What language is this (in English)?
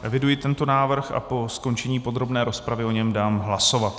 Czech